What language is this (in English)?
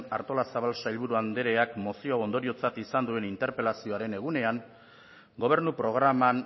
Basque